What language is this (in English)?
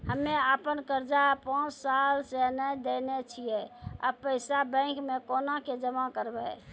Maithili